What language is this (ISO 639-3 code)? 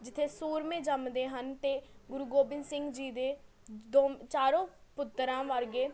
pan